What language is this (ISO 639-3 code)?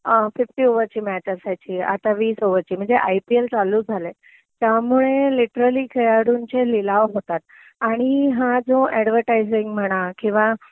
mar